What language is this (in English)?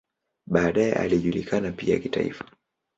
Swahili